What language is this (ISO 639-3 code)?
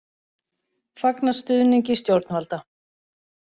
isl